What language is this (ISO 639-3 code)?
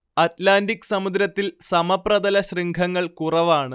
mal